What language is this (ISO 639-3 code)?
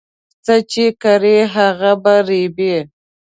pus